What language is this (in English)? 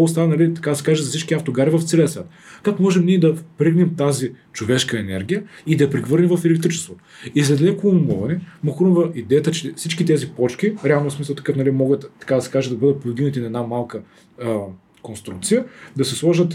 Bulgarian